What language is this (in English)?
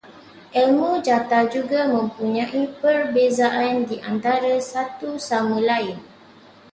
Malay